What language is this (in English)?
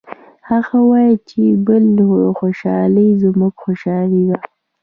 Pashto